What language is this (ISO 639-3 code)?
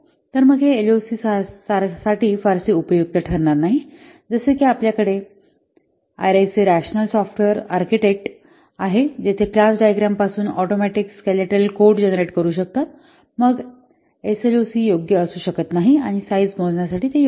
mar